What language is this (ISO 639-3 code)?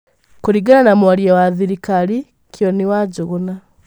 kik